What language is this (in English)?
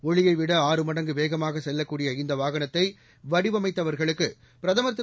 Tamil